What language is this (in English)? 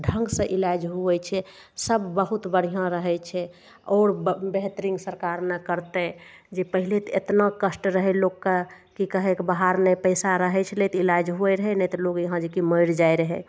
Maithili